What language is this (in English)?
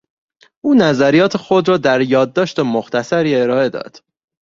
Persian